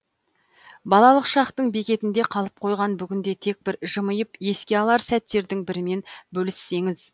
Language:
Kazakh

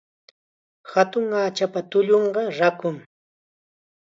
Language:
Chiquián Ancash Quechua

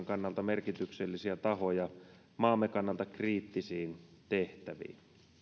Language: Finnish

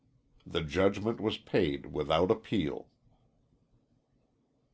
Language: English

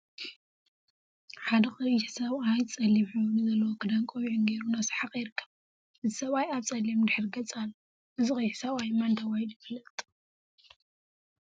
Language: Tigrinya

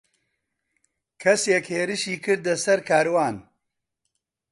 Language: Central Kurdish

